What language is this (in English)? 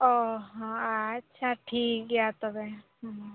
Santali